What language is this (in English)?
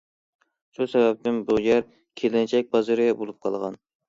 Uyghur